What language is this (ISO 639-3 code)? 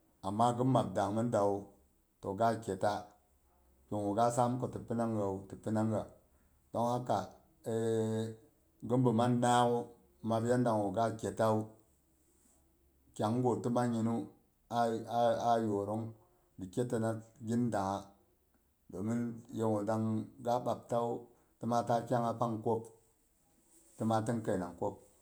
bux